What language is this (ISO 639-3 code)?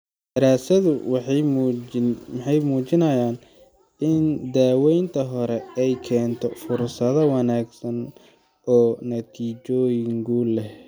som